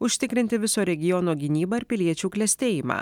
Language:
Lithuanian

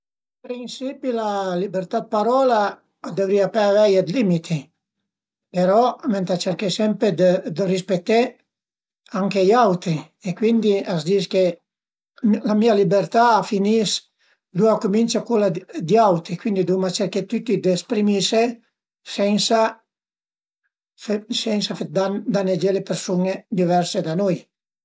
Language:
Piedmontese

